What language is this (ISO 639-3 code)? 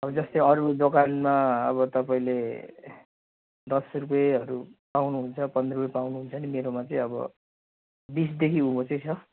nep